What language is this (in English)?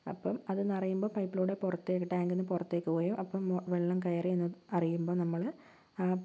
Malayalam